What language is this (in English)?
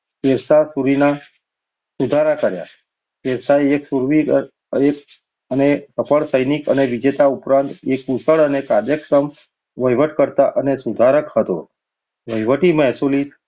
Gujarati